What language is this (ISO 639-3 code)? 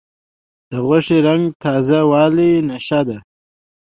pus